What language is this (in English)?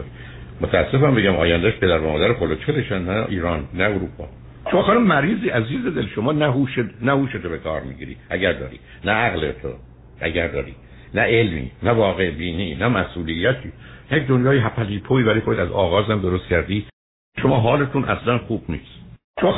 Persian